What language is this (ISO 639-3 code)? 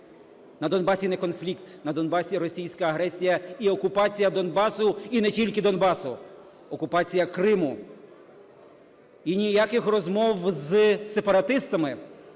ukr